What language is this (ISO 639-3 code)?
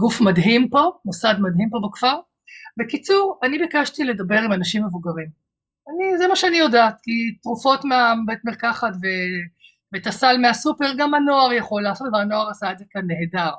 heb